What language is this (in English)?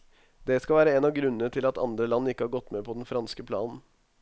Norwegian